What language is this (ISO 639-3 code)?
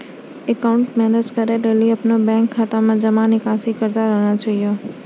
mai